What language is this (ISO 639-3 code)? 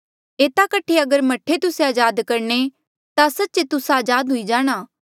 mjl